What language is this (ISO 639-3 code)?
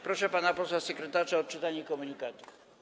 pol